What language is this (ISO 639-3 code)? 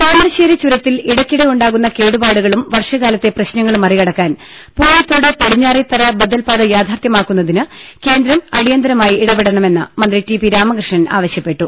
mal